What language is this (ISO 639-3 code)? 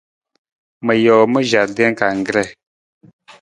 nmz